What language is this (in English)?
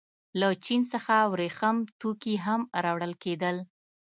Pashto